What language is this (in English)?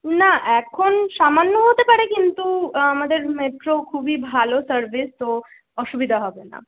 Bangla